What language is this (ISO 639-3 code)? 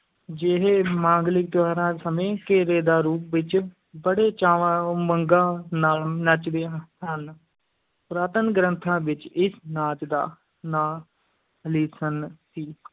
pan